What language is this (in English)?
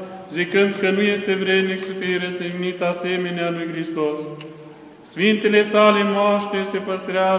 Romanian